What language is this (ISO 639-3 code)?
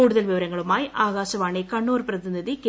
mal